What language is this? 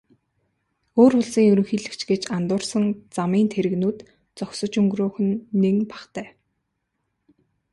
Mongolian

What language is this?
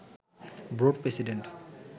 Bangla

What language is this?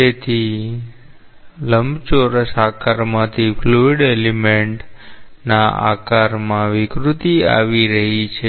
Gujarati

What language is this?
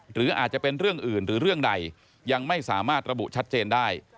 Thai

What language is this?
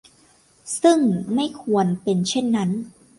Thai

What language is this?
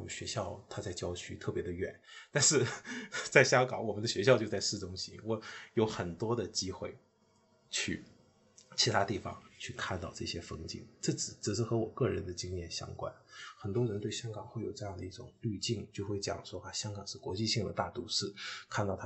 Chinese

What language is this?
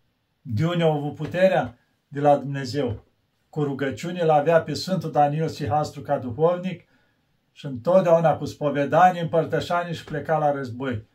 Romanian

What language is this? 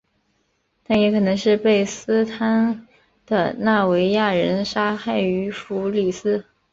Chinese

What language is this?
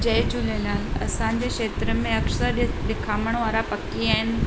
Sindhi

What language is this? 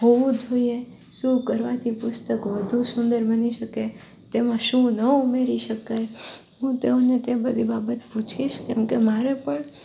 Gujarati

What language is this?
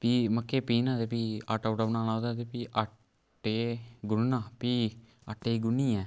Dogri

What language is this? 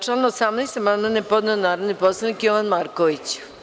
Serbian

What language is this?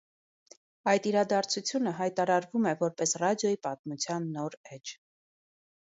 Armenian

